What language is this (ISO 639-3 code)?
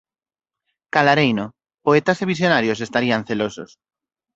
glg